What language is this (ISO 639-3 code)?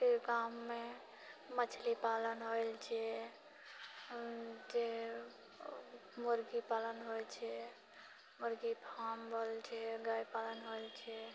mai